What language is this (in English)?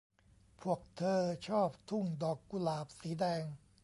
Thai